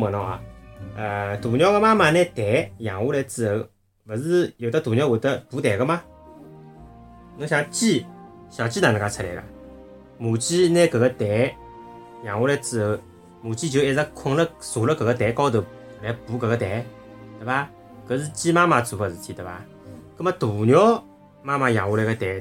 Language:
Chinese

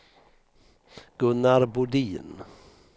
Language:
Swedish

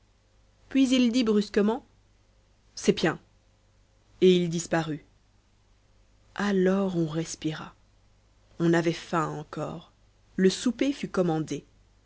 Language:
French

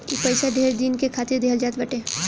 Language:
Bhojpuri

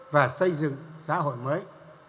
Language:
Vietnamese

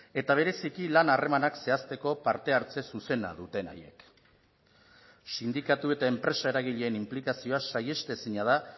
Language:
Basque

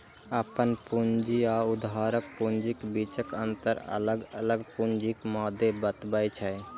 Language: Maithili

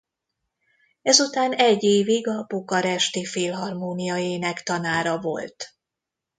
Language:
Hungarian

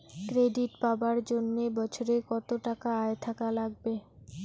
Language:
Bangla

